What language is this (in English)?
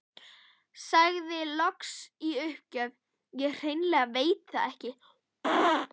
Icelandic